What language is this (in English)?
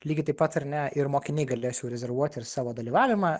Lithuanian